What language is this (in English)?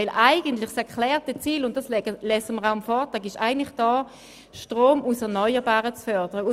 Swiss German